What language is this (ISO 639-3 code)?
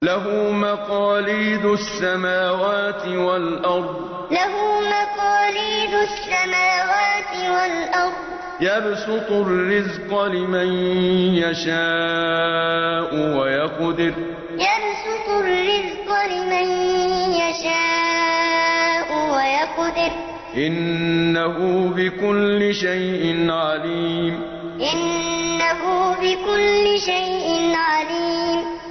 ara